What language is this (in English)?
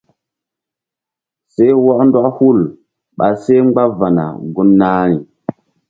Mbum